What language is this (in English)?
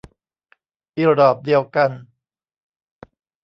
Thai